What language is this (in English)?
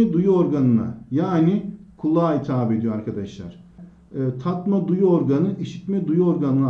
Turkish